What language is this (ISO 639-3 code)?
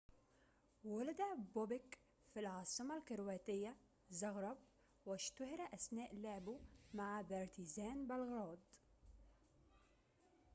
ara